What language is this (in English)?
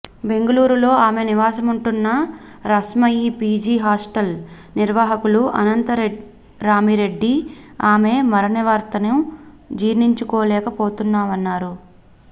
Telugu